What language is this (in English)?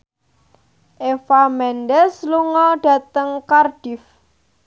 Javanese